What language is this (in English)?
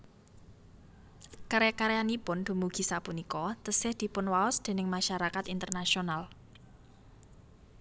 Javanese